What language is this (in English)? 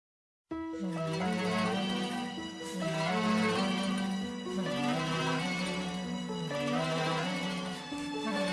Turkish